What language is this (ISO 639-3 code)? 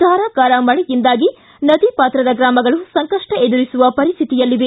kan